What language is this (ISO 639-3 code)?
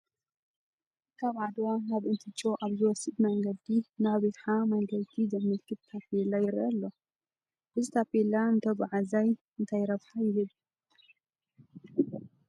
tir